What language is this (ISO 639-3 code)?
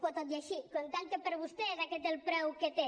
cat